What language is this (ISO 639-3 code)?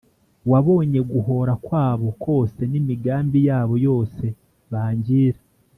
kin